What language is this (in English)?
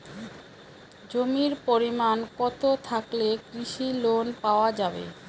Bangla